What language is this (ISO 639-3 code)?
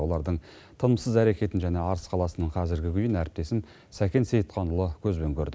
kaz